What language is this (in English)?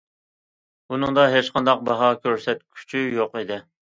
Uyghur